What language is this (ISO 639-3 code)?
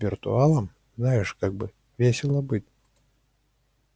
rus